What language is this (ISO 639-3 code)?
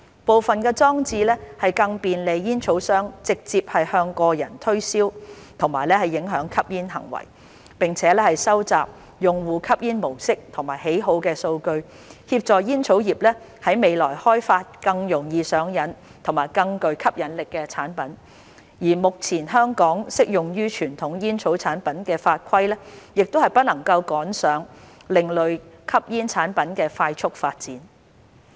yue